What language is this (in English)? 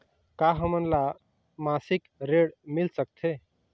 Chhattisgarhi